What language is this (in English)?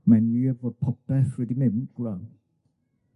Welsh